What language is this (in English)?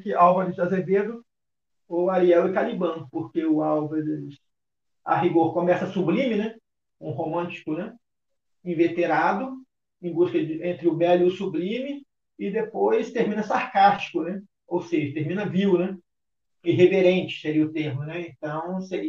Portuguese